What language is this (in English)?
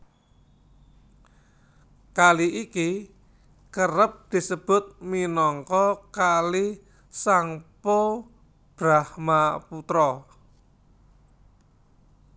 Javanese